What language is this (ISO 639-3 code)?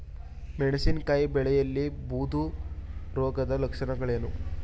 kan